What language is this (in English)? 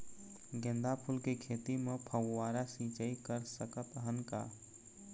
Chhattisgarhi